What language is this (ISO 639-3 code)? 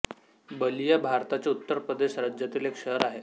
mar